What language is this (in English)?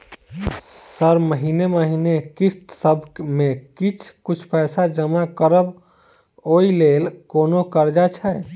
Maithili